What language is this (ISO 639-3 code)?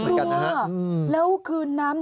tha